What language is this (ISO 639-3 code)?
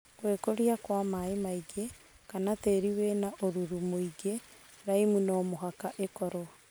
kik